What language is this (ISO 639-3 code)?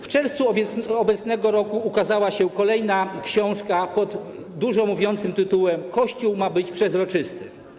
pol